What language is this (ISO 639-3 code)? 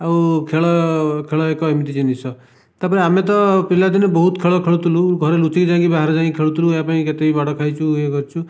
ori